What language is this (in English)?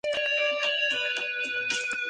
Spanish